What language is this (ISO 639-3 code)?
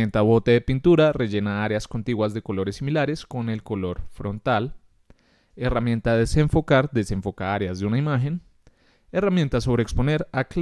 spa